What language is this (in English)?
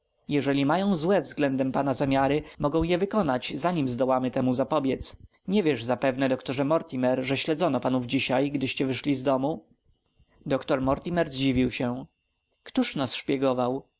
Polish